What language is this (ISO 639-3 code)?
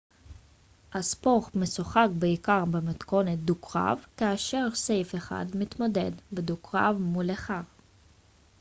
heb